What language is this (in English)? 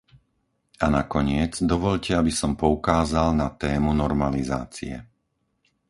Slovak